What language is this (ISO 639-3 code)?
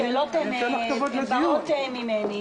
heb